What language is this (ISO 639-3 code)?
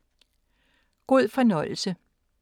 dan